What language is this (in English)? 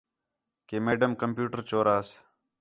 Khetrani